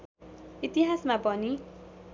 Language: Nepali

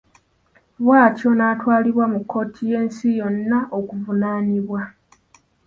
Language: Ganda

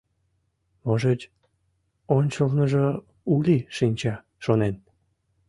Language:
Mari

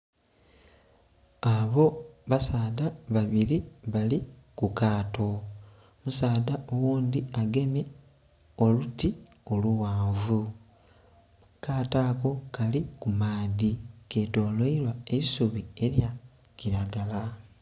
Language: Soga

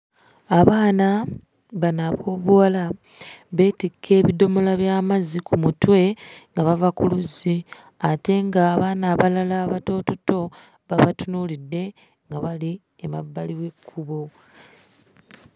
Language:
Ganda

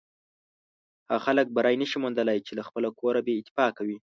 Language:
Pashto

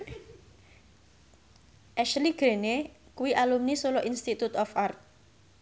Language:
Javanese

